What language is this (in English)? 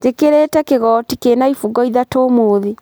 Kikuyu